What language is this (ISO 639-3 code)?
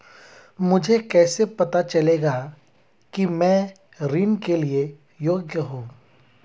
hin